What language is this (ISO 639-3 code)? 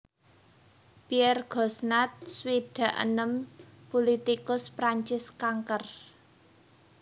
jav